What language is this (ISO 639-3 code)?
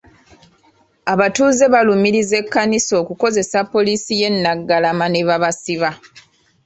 lug